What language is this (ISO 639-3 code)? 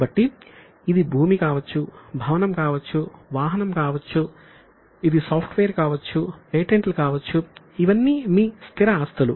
tel